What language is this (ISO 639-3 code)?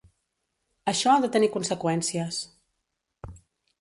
cat